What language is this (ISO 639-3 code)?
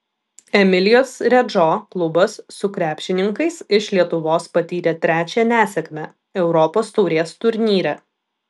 lit